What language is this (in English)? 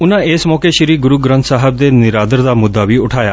Punjabi